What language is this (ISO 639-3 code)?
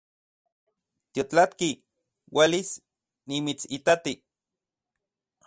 ncx